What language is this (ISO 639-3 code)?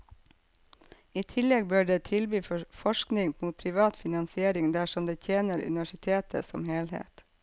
nor